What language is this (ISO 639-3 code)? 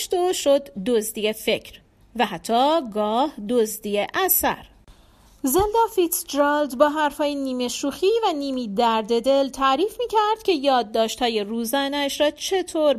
fas